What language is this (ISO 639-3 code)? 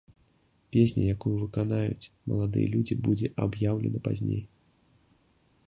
bel